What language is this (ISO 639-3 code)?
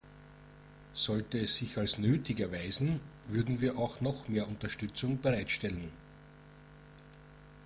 deu